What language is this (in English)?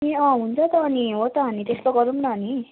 Nepali